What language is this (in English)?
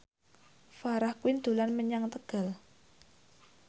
Javanese